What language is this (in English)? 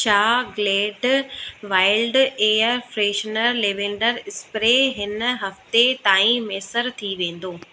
Sindhi